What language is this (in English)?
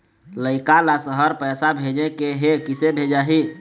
Chhattisgarhi